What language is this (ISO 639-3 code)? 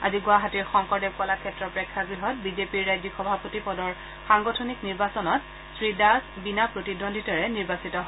asm